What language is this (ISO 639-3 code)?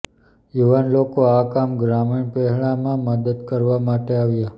guj